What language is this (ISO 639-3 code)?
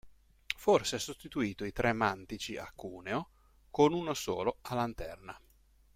ita